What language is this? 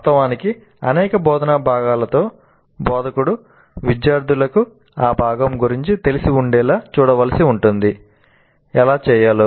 Telugu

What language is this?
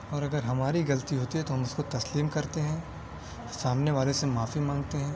Urdu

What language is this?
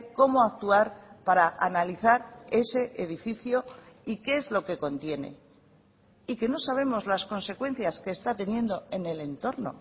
Spanish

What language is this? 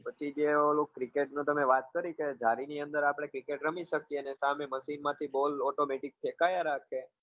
Gujarati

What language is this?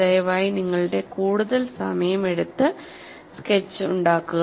Malayalam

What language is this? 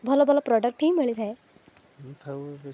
Odia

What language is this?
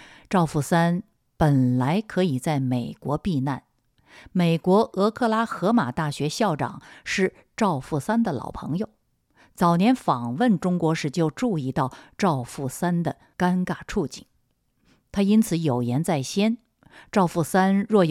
Chinese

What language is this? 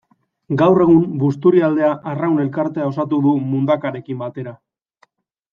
Basque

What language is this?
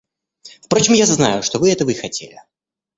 Russian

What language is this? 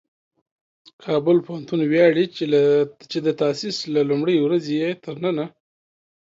Pashto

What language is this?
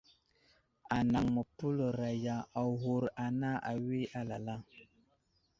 Wuzlam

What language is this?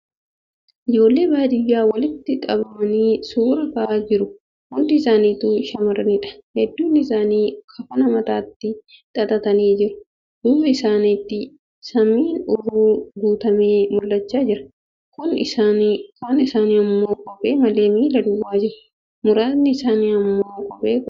Oromo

